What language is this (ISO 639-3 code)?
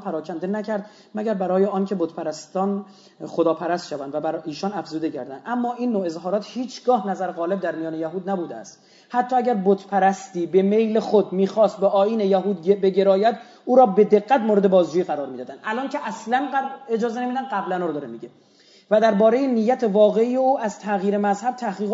fas